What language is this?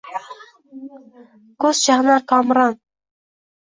Uzbek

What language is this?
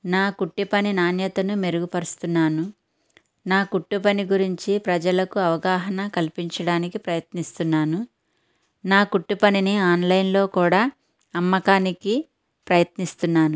Telugu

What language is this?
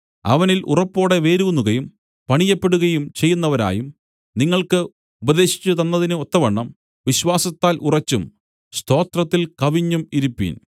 Malayalam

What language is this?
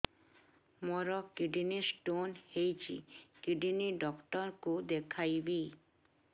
Odia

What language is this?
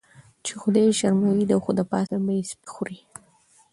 Pashto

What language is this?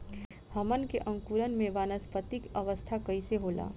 Bhojpuri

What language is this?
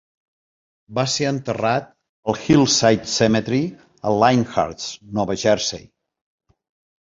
Catalan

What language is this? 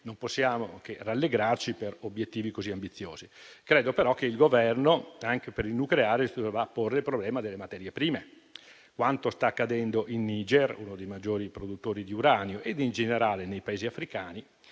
Italian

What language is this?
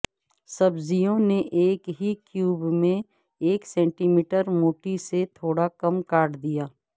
Urdu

